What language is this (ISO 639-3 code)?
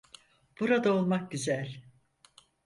tur